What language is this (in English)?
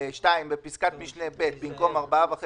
Hebrew